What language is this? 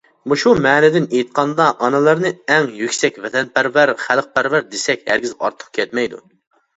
Uyghur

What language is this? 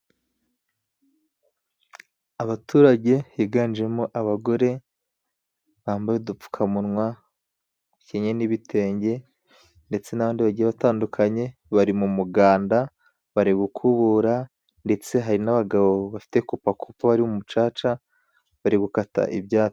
Kinyarwanda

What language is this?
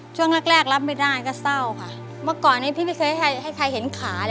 Thai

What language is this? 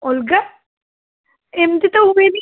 Odia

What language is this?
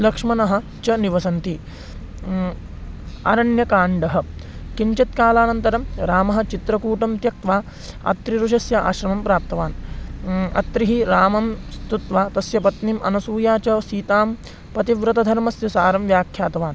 Sanskrit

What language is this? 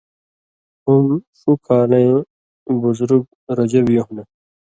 Indus Kohistani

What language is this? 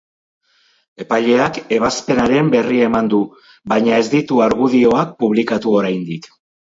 Basque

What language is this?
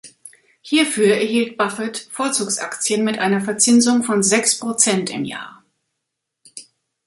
German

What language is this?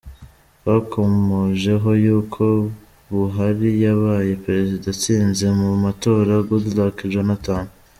Kinyarwanda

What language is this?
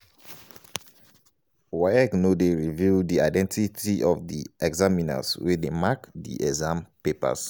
Nigerian Pidgin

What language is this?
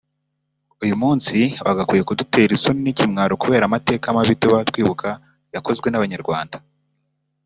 Kinyarwanda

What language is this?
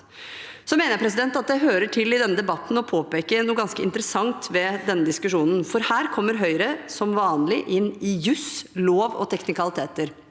Norwegian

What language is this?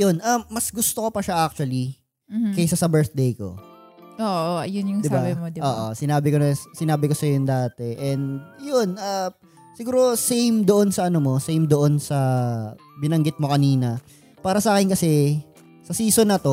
Filipino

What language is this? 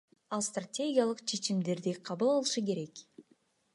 Kyrgyz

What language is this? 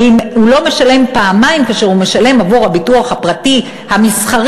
Hebrew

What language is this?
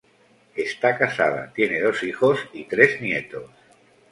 Spanish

